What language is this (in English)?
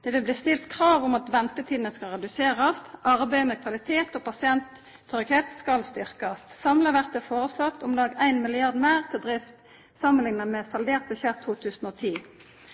Norwegian Nynorsk